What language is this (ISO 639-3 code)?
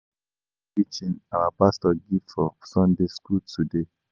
pcm